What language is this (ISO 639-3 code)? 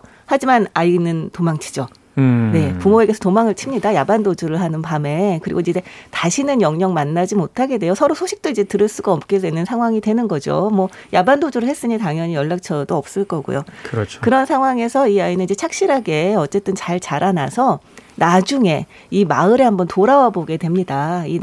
kor